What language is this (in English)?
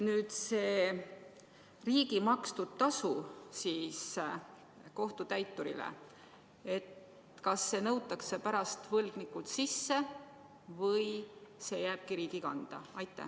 Estonian